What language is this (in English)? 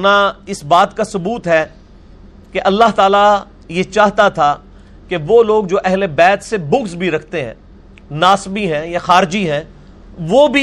Urdu